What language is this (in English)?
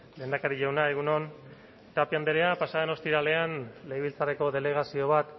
Basque